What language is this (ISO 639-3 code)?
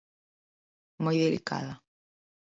glg